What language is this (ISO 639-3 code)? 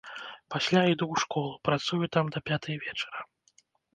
bel